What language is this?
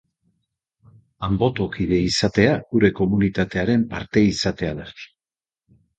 Basque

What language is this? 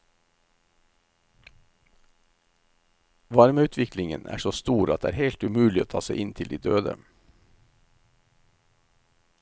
Norwegian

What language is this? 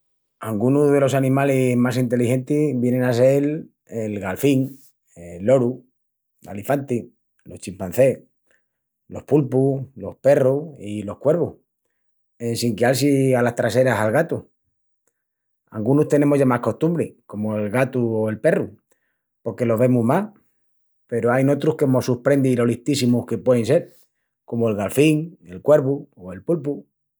Extremaduran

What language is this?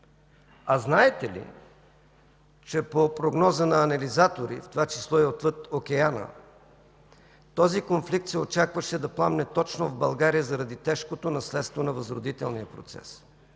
Bulgarian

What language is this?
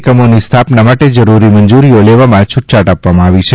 Gujarati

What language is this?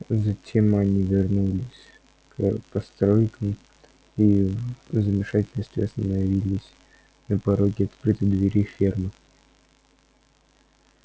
Russian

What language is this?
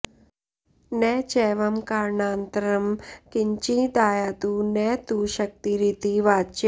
Sanskrit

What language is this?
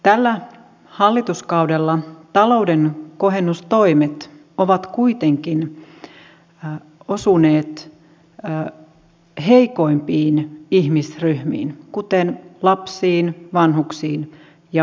Finnish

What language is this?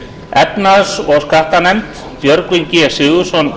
Icelandic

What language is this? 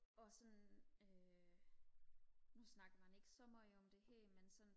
Danish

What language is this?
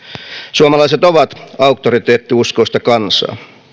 Finnish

